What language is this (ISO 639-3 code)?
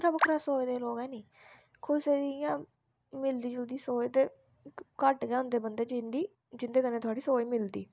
doi